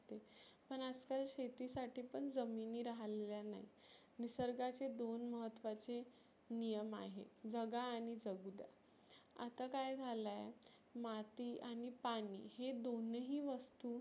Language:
Marathi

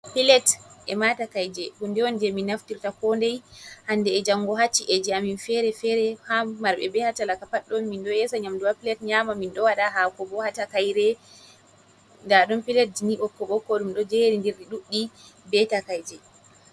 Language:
Fula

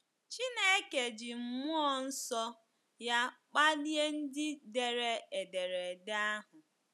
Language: Igbo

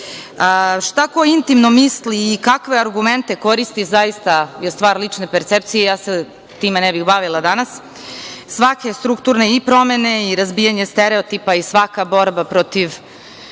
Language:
Serbian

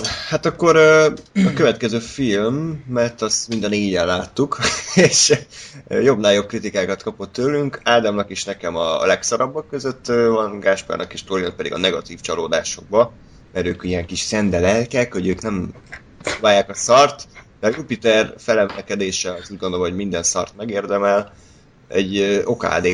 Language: Hungarian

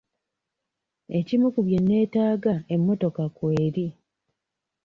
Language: Ganda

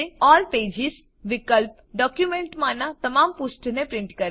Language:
Gujarati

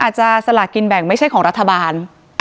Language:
Thai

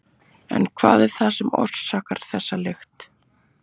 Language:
Icelandic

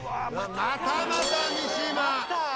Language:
Japanese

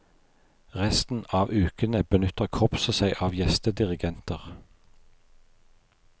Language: Norwegian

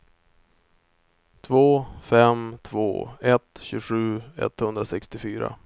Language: Swedish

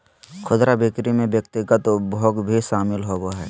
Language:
Magahi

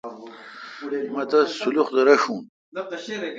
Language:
Kalkoti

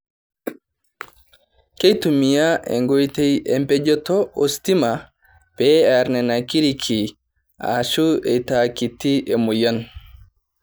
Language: Masai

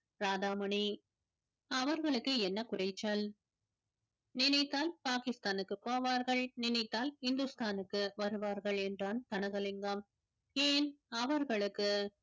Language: Tamil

